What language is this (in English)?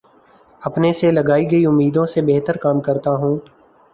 Urdu